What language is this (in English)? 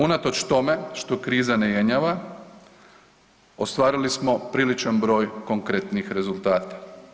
Croatian